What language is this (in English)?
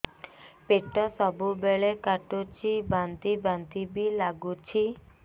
Odia